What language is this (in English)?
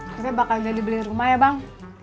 Indonesian